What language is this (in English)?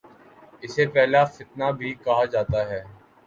Urdu